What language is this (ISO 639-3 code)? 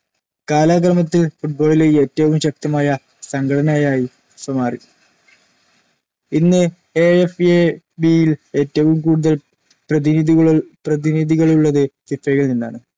mal